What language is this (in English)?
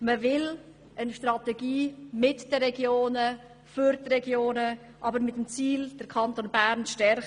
Swiss German